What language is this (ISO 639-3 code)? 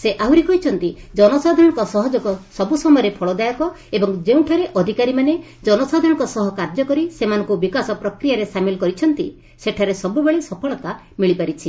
ori